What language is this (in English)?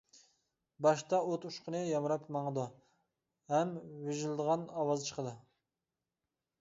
Uyghur